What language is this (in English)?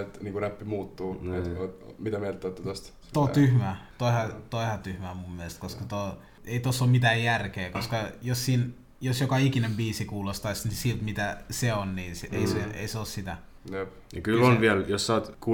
Finnish